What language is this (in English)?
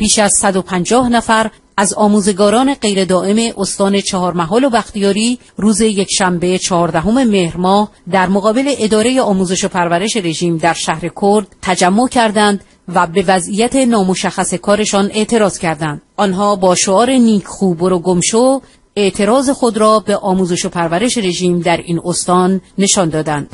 Persian